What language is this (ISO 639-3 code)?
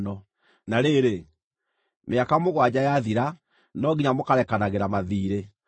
kik